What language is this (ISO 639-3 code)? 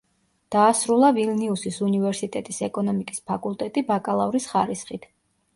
kat